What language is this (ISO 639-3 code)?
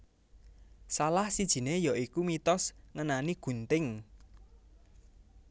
jav